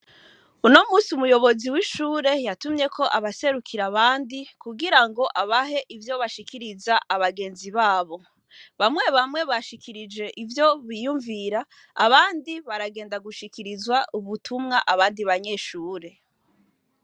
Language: Rundi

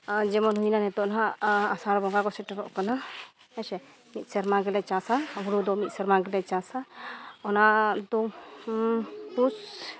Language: Santali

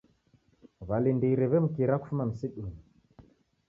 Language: Taita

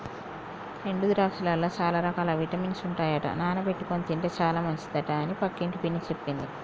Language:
Telugu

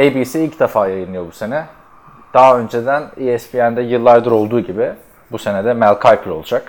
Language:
Turkish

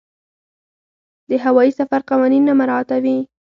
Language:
Pashto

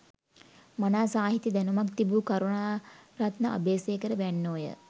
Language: Sinhala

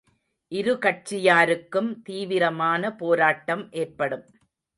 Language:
Tamil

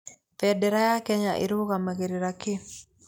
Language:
Kikuyu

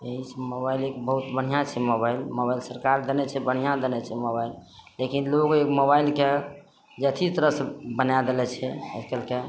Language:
Maithili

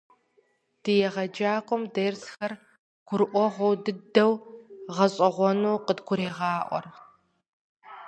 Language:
Kabardian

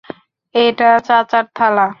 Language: Bangla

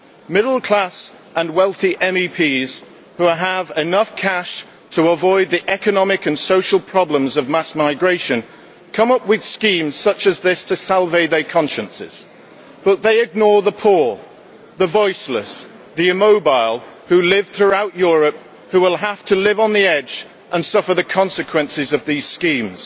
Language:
English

